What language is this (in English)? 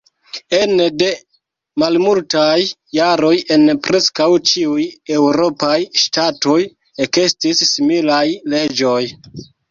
Esperanto